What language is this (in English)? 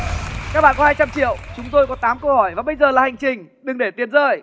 Vietnamese